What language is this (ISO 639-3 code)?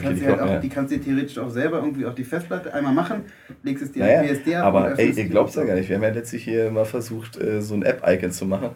deu